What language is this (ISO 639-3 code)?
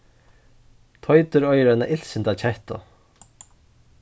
fao